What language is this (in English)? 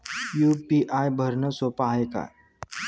Marathi